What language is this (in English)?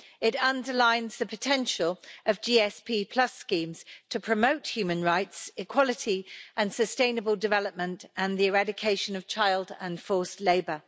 English